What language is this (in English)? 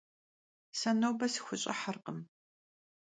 Kabardian